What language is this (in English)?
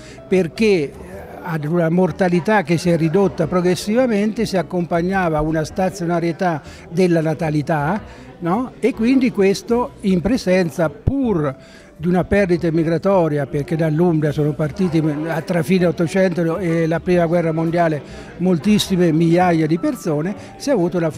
Italian